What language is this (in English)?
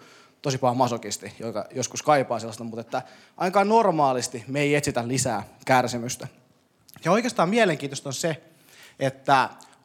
Finnish